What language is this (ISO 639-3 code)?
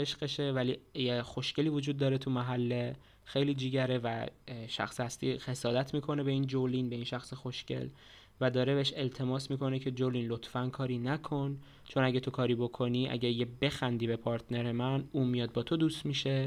fas